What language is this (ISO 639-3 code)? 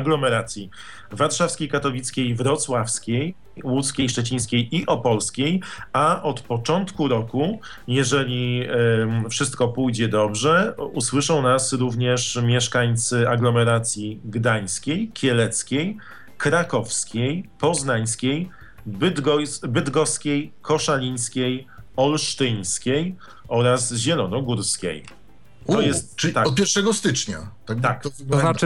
pol